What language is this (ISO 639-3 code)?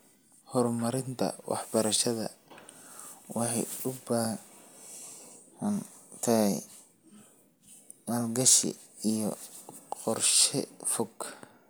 som